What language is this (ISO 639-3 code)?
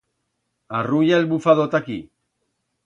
arg